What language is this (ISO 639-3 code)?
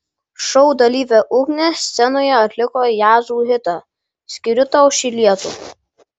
lit